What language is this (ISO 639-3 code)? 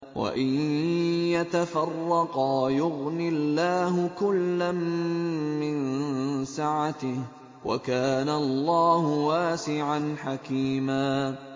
ara